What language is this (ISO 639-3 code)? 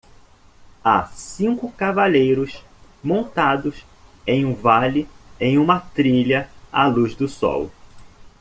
por